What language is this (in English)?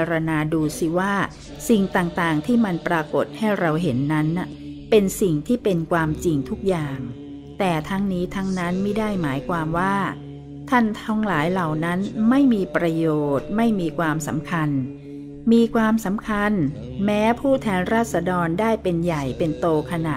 Thai